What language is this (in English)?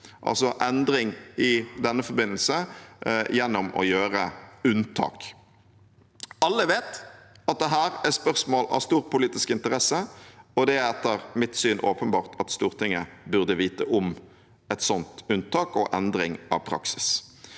Norwegian